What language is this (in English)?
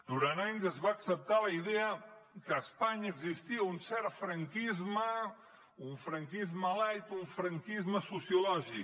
Catalan